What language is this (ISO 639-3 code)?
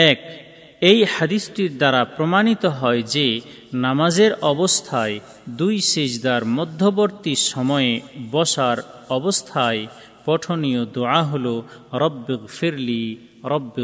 ben